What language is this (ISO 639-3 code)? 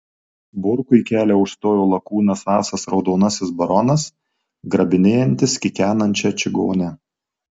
lit